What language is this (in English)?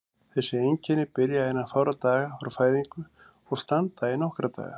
Icelandic